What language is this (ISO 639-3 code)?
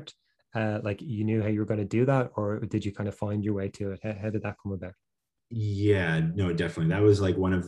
eng